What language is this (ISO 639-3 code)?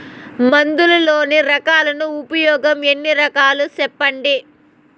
tel